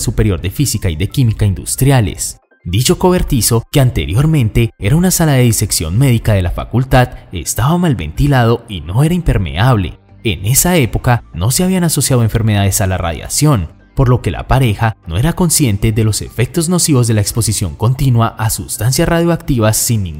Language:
Spanish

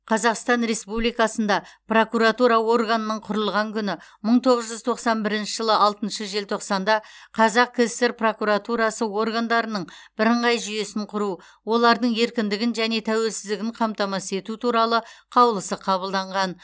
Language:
Kazakh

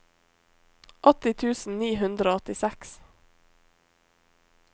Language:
Norwegian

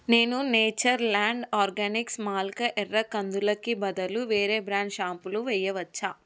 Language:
Telugu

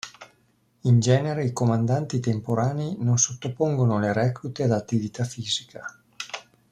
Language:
Italian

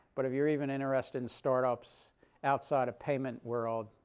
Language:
English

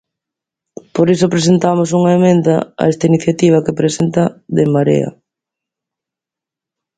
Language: Galician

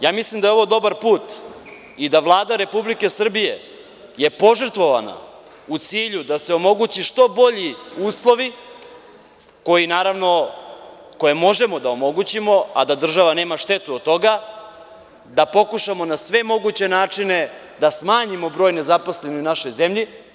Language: Serbian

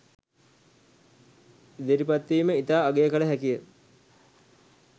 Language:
Sinhala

